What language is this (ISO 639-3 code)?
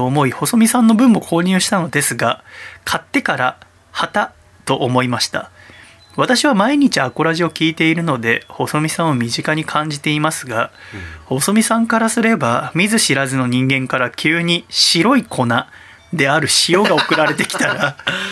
jpn